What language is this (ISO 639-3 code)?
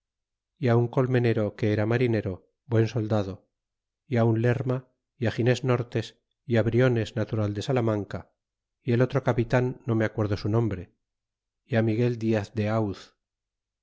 spa